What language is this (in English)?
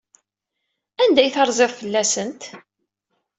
Kabyle